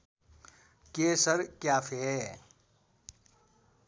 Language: Nepali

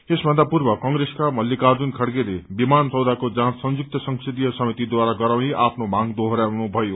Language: Nepali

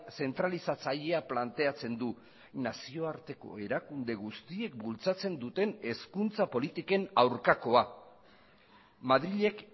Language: Basque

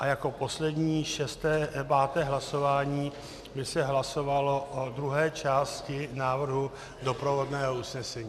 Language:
Czech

